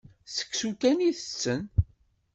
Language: Kabyle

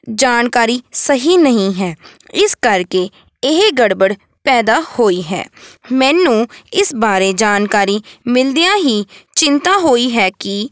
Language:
Punjabi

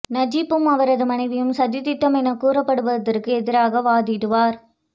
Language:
Tamil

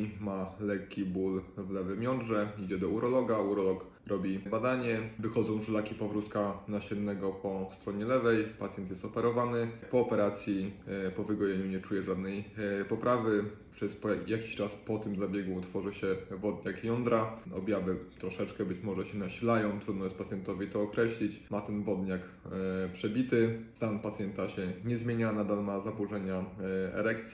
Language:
Polish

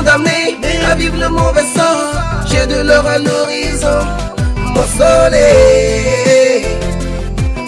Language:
French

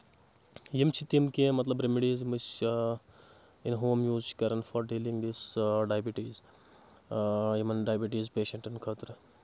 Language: Kashmiri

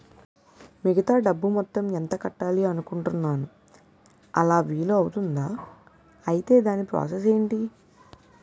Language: Telugu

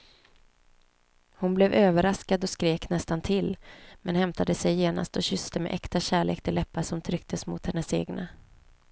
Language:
Swedish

